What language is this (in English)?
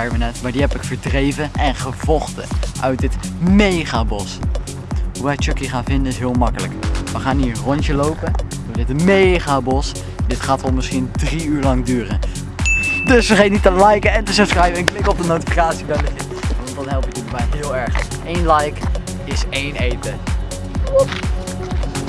Dutch